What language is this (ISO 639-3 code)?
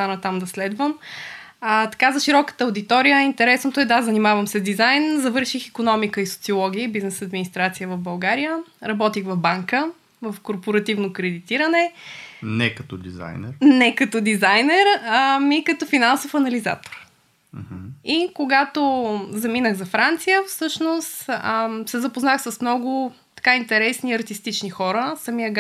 bul